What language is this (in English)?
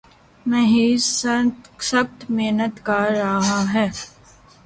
Urdu